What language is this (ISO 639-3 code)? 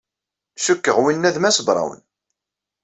kab